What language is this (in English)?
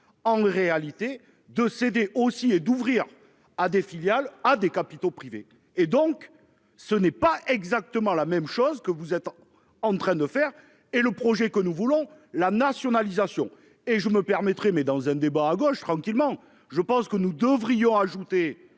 French